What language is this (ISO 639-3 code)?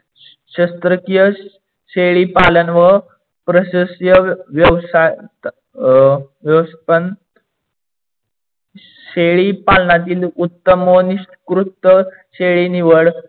mar